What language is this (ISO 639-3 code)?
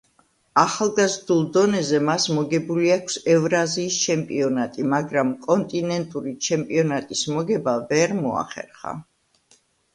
kat